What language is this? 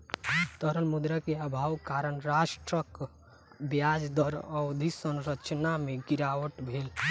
Maithili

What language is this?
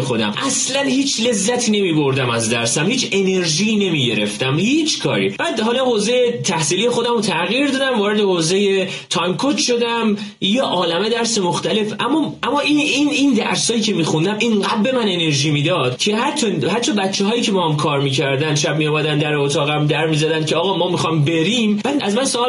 Persian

